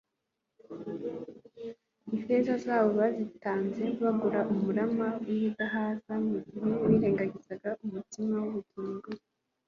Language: Kinyarwanda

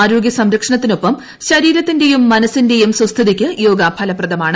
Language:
Malayalam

